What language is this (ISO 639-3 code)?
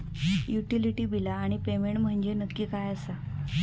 mar